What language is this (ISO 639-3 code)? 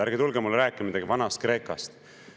est